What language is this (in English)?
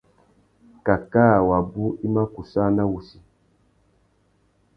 Tuki